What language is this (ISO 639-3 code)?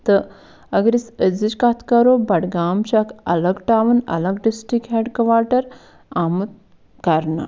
kas